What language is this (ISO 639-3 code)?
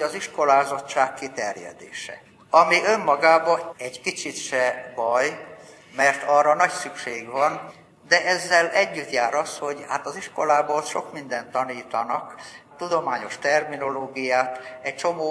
hun